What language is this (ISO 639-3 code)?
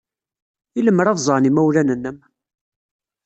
kab